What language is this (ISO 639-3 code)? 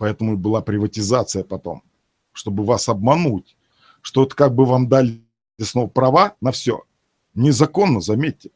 rus